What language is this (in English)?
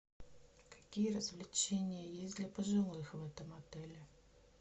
Russian